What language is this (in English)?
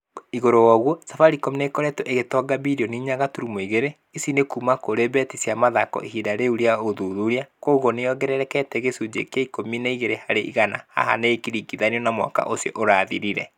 Kikuyu